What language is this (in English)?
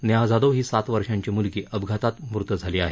Marathi